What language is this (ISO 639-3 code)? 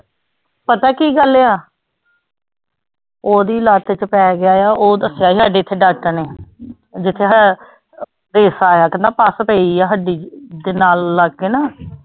pan